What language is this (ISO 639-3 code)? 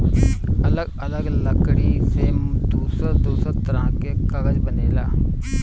bho